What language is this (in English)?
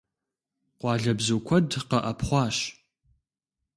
Kabardian